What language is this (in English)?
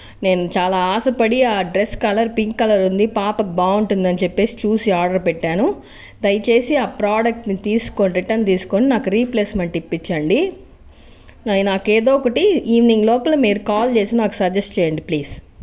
Telugu